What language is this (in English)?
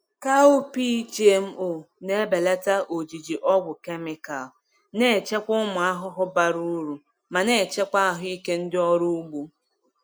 Igbo